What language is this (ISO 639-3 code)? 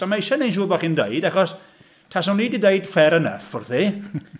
cym